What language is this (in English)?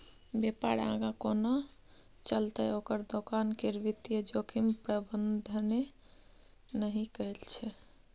Maithili